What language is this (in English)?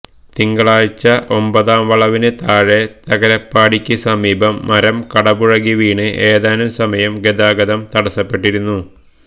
Malayalam